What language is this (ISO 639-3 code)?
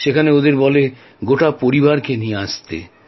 ben